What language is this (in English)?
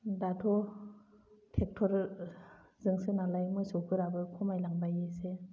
Bodo